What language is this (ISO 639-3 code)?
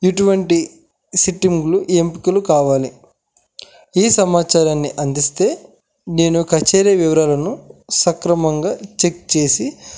tel